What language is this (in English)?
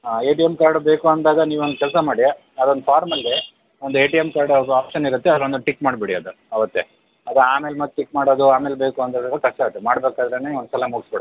Kannada